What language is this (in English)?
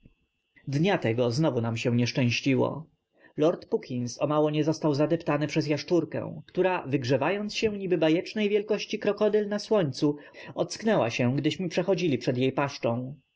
Polish